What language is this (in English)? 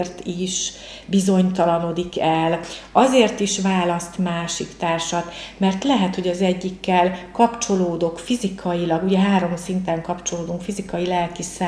Hungarian